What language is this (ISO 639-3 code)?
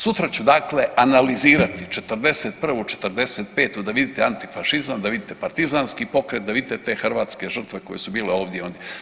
hrv